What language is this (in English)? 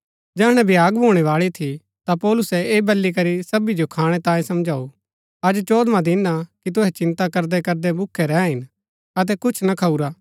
Gaddi